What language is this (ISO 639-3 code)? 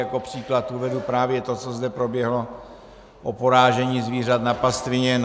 ces